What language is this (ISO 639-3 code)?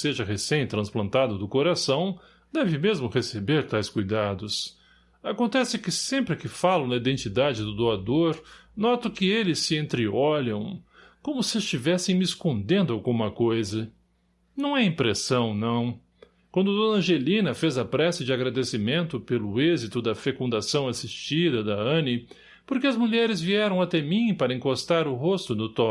por